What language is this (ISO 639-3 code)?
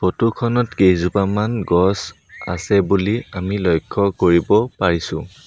asm